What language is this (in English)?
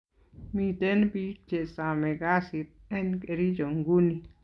Kalenjin